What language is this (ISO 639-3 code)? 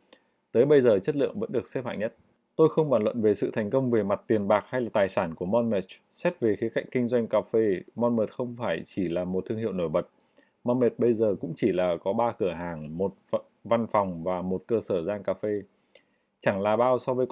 vie